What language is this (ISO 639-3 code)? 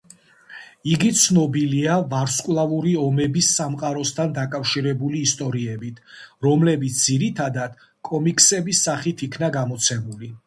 kat